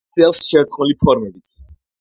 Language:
Georgian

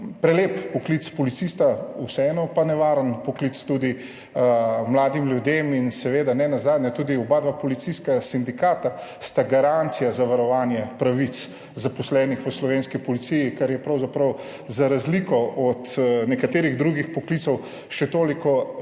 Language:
Slovenian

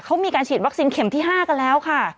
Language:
Thai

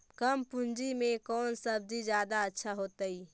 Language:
Magahi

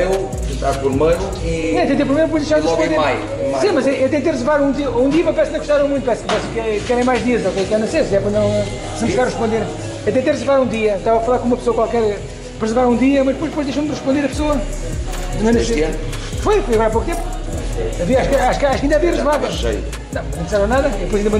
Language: Portuguese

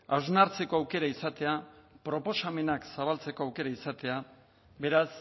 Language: Basque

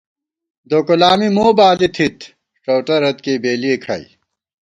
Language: Gawar-Bati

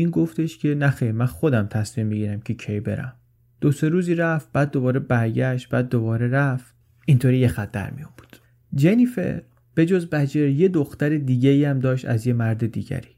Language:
Persian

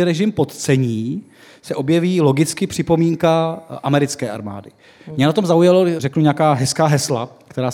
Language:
Czech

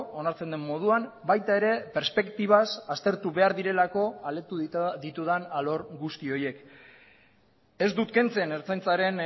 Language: Basque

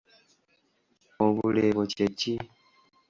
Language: Ganda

